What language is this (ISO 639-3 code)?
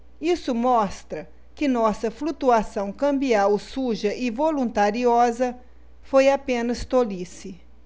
por